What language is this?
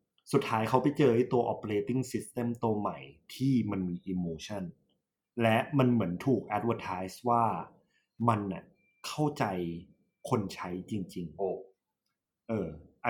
Thai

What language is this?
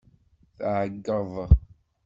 Kabyle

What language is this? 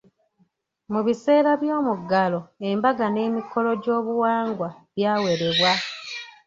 Ganda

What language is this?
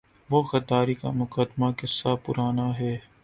Urdu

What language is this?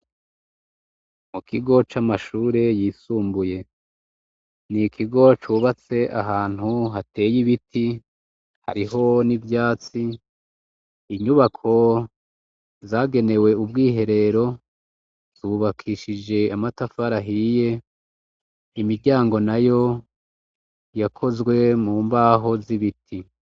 Rundi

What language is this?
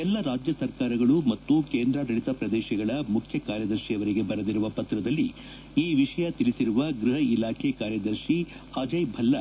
Kannada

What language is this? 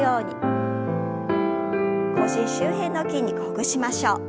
Japanese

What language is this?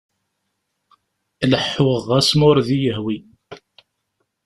Kabyle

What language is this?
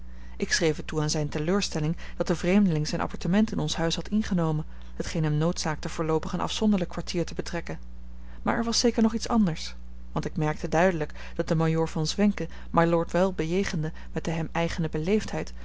Dutch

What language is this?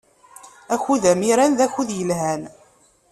Kabyle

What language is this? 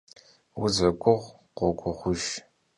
Kabardian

